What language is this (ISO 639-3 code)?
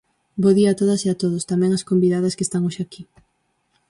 glg